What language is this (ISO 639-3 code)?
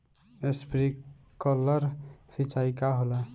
bho